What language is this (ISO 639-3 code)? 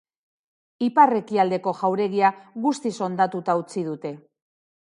eus